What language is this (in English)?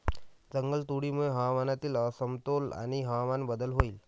Marathi